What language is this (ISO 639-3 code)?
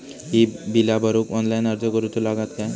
mar